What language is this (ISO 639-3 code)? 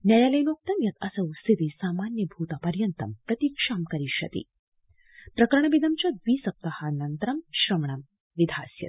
san